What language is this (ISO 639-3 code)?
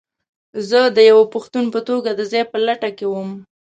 pus